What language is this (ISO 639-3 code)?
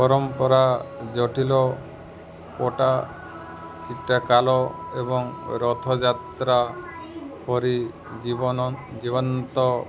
ori